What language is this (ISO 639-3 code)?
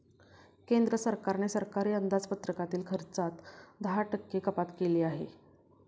mar